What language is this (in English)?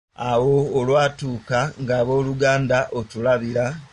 Ganda